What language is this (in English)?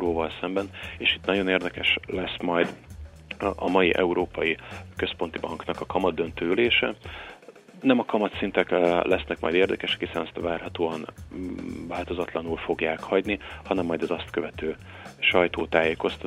Hungarian